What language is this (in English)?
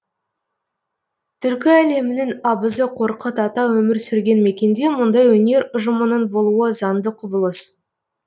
Kazakh